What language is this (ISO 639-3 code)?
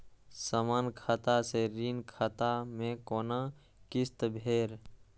mai